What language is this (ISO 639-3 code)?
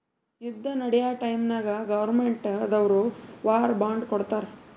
kan